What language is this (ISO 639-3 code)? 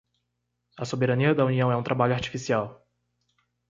por